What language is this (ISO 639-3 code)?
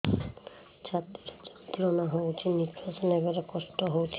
ori